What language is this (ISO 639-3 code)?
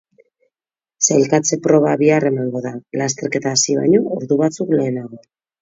eus